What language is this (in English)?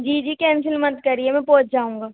Urdu